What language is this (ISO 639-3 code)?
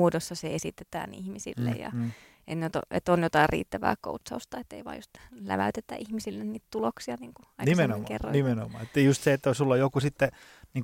fin